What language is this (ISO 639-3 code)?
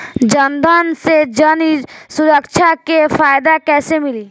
bho